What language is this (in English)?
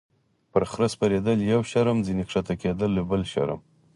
Pashto